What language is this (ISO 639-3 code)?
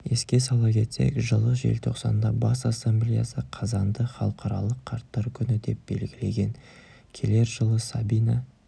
kaz